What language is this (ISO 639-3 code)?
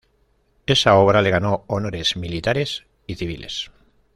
spa